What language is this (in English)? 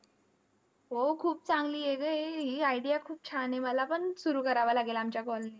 Marathi